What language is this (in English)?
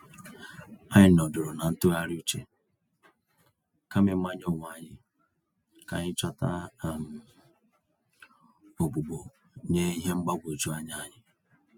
Igbo